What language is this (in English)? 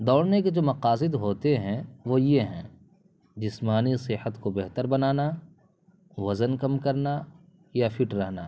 Urdu